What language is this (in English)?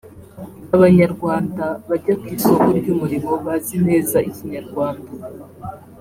Kinyarwanda